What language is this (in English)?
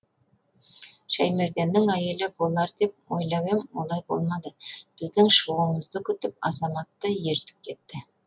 Kazakh